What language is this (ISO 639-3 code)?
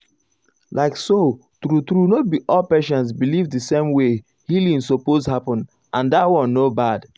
pcm